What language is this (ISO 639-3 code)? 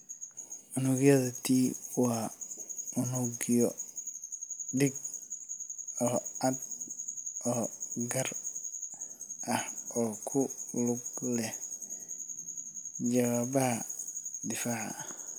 som